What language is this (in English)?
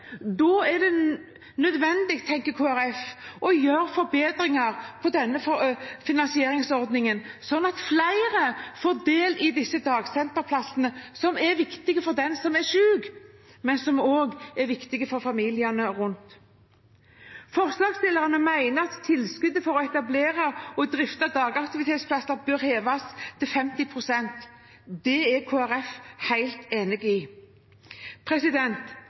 Norwegian Bokmål